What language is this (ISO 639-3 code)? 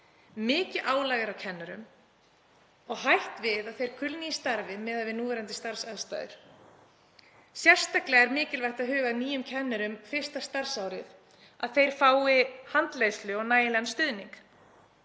isl